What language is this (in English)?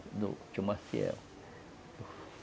Portuguese